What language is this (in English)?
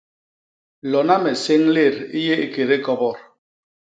Basaa